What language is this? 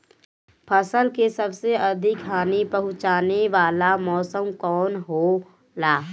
Bhojpuri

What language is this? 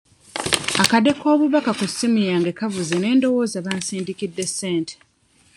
Ganda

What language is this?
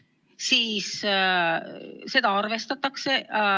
Estonian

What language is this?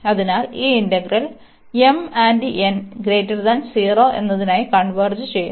Malayalam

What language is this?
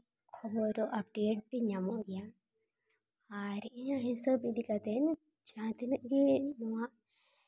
Santali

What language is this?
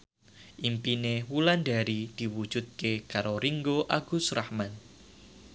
Javanese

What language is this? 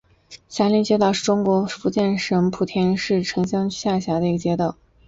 Chinese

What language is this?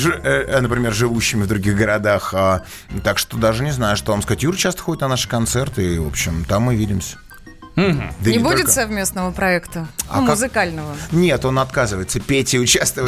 Russian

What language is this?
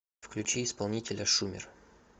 Russian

